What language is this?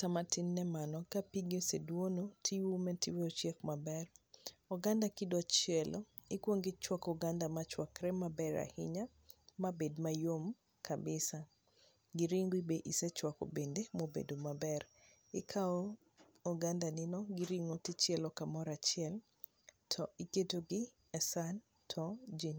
Luo (Kenya and Tanzania)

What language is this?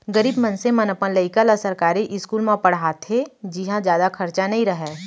Chhattisgarhi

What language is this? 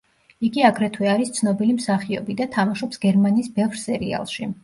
Georgian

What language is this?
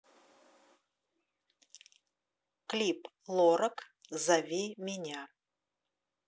Russian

